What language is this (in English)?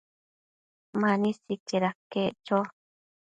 Matsés